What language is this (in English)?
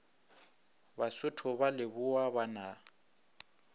Northern Sotho